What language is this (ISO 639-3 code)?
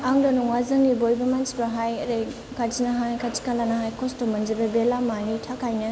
brx